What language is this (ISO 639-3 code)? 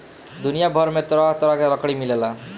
bho